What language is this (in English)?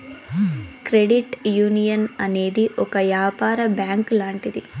Telugu